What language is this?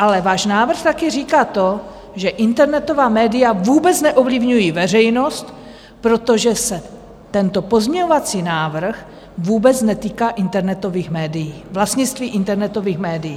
Czech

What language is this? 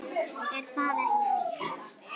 Icelandic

